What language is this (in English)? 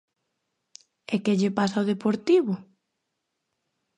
Galician